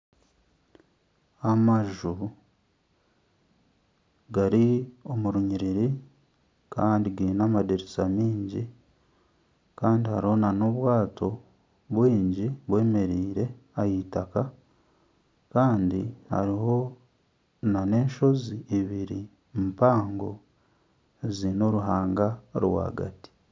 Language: Nyankole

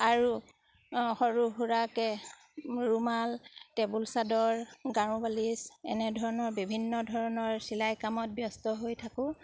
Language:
Assamese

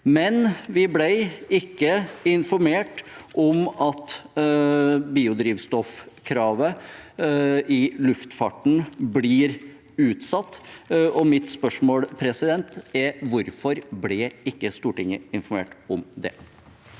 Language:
Norwegian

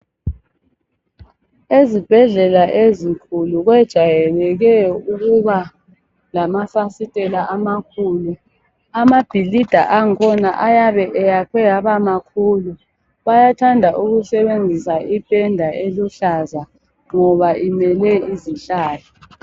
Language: North Ndebele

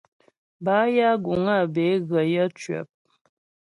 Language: Ghomala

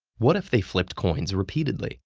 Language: English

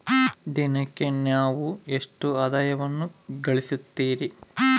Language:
Kannada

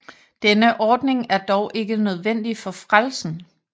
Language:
Danish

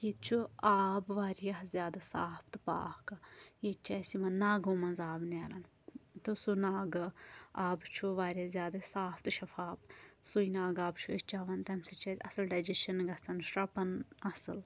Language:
Kashmiri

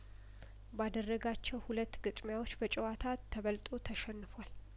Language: Amharic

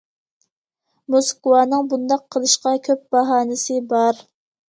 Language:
Uyghur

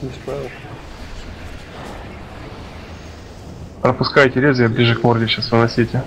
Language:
Russian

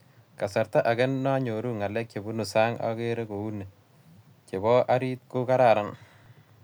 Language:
Kalenjin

